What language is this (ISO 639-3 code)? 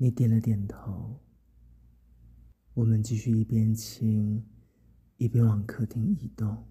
zho